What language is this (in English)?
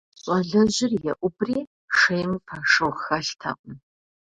Kabardian